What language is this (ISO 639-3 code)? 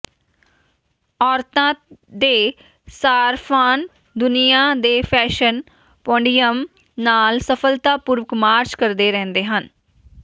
pan